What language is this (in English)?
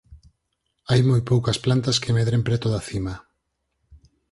Galician